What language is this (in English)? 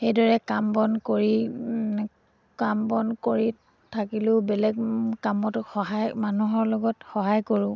Assamese